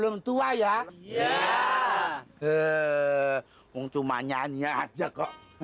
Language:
Indonesian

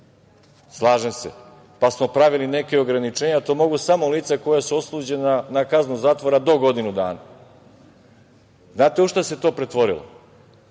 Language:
Serbian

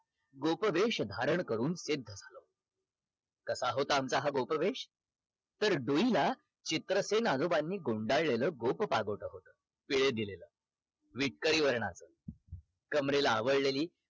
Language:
Marathi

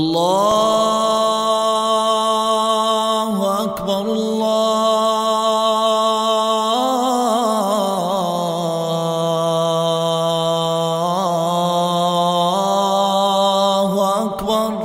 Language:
Arabic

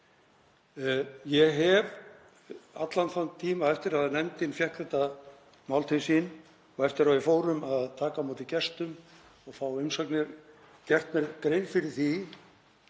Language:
Icelandic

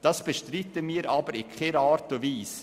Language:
Swiss German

